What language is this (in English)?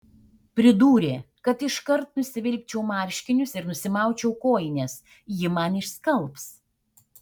Lithuanian